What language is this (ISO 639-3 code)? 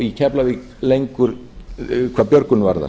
isl